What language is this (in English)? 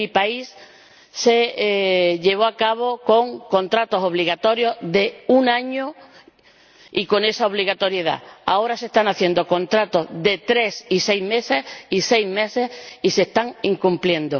Spanish